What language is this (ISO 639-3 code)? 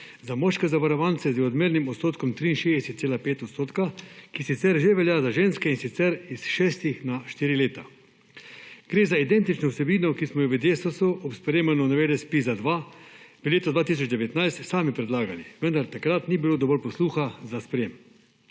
slv